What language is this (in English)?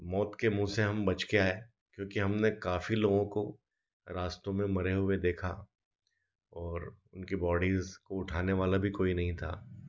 Hindi